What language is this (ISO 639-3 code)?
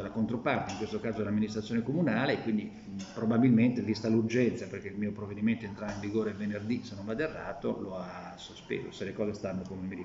ita